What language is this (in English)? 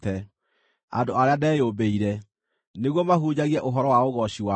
Kikuyu